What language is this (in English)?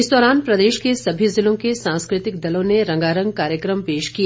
Hindi